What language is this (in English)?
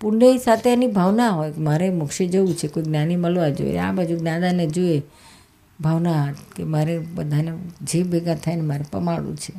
Gujarati